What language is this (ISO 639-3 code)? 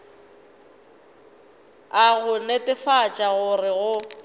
nso